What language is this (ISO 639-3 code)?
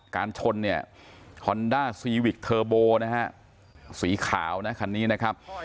tha